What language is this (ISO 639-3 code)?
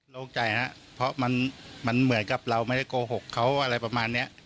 tha